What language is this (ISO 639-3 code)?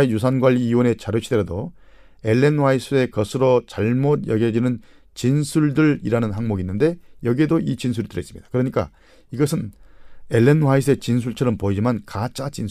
kor